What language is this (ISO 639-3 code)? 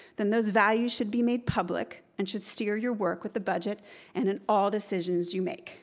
eng